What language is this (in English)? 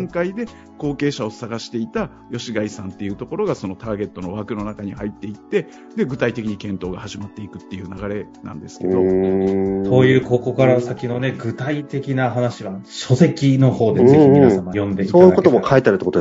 Japanese